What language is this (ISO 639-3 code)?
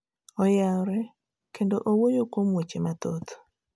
luo